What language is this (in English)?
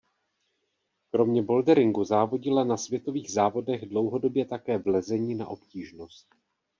Czech